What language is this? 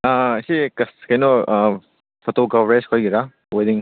Manipuri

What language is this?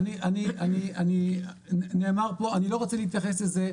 Hebrew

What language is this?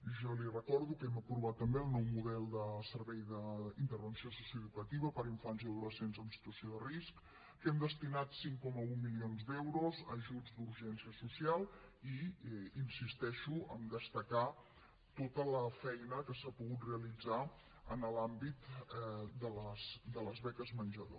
Catalan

